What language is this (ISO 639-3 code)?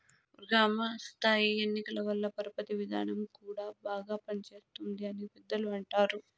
tel